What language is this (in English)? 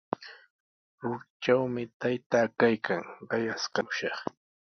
Sihuas Ancash Quechua